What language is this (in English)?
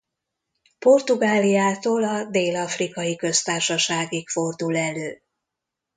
Hungarian